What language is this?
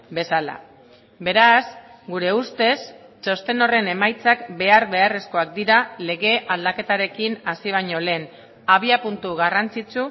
Basque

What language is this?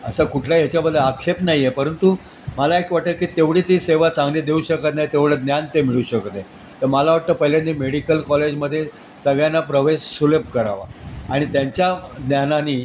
Marathi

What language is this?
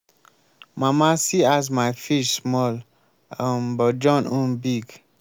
Nigerian Pidgin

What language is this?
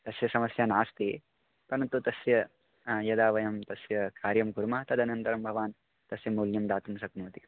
Sanskrit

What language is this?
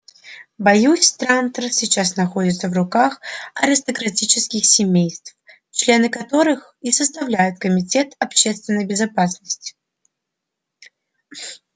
Russian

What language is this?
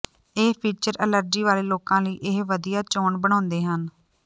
Punjabi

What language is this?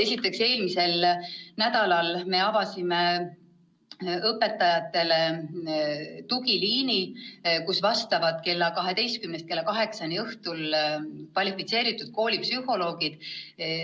Estonian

